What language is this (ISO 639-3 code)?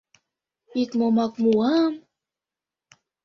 chm